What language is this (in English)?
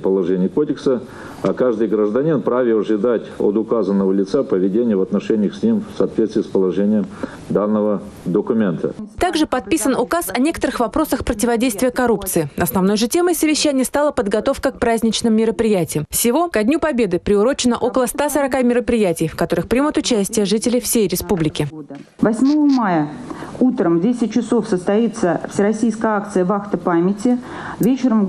Russian